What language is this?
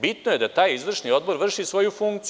Serbian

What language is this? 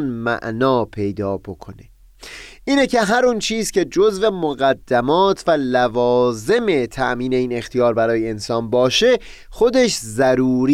Persian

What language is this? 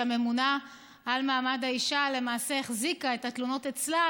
Hebrew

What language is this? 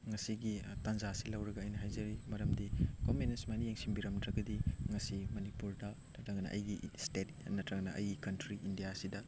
Manipuri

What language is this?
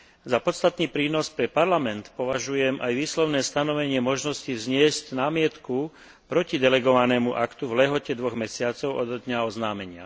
Slovak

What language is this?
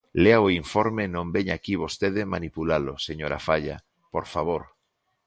Galician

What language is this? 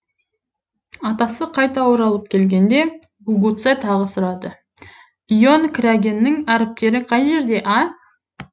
Kazakh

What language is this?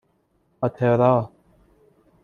Persian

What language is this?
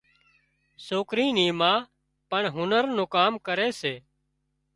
Wadiyara Koli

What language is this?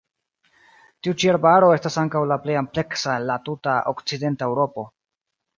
Esperanto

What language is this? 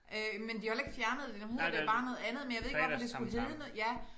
Danish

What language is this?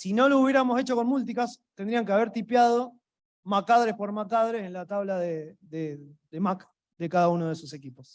Spanish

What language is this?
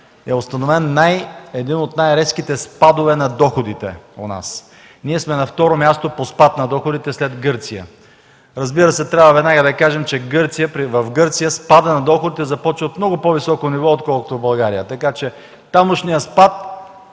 Bulgarian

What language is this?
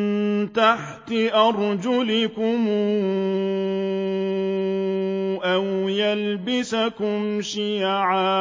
Arabic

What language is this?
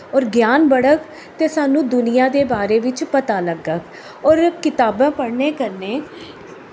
Dogri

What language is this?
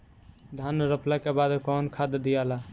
Bhojpuri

